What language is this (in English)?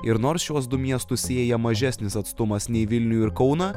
Lithuanian